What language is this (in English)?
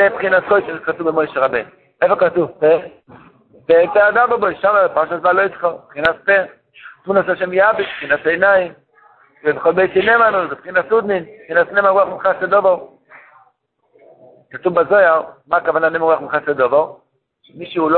Hebrew